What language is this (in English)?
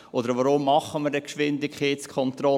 Swiss German